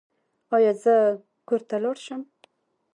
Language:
Pashto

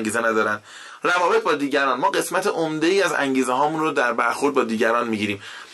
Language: Persian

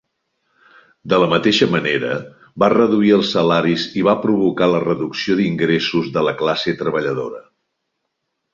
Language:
Catalan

